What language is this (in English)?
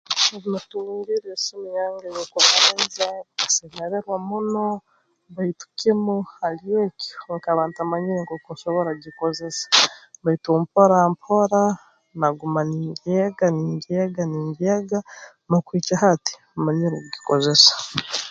Tooro